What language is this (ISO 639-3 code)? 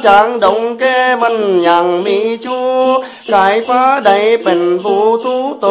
vie